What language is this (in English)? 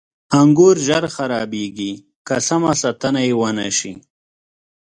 Pashto